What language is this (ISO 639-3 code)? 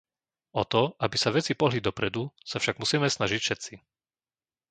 slk